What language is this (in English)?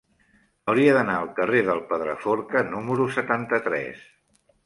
Catalan